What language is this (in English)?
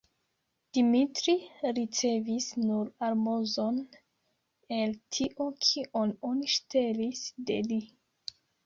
Esperanto